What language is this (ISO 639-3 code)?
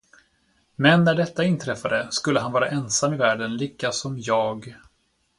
swe